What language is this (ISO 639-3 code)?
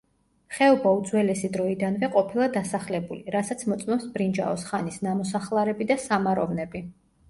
kat